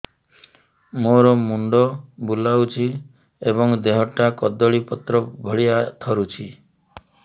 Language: Odia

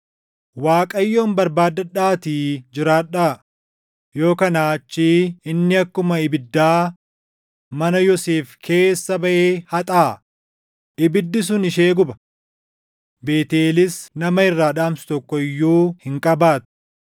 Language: Oromo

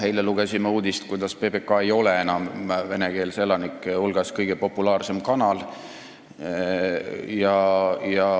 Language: Estonian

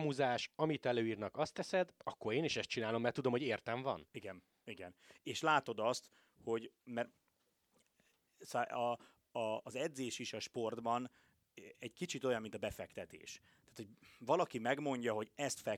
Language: Hungarian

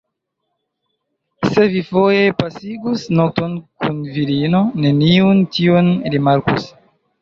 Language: Esperanto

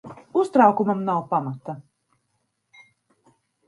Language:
Latvian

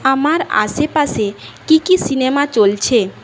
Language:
Bangla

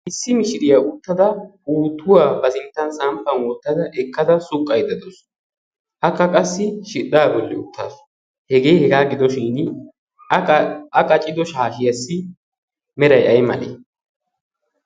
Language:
Wolaytta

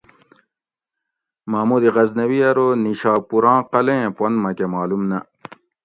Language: Gawri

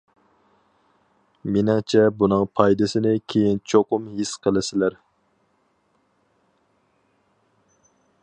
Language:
Uyghur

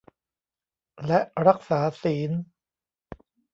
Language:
Thai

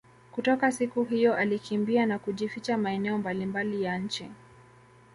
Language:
Swahili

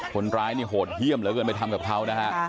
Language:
Thai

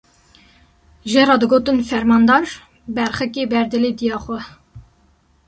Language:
Kurdish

